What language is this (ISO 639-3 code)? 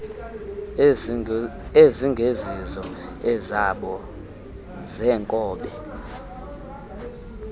xho